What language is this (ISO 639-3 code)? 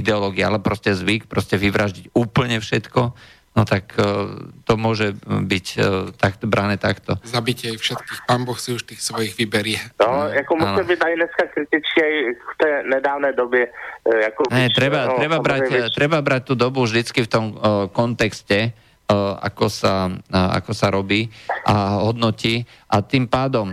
slk